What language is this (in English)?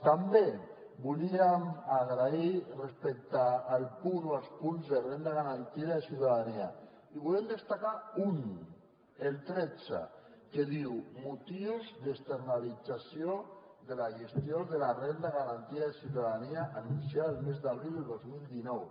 Catalan